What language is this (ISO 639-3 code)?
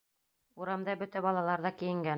bak